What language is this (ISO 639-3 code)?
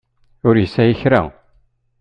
kab